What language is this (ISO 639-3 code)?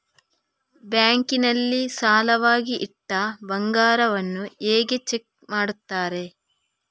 kan